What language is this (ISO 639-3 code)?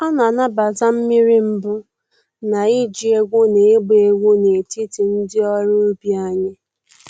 ibo